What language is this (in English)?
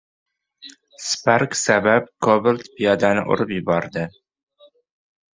Uzbek